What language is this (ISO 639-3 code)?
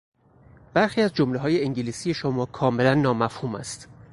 fas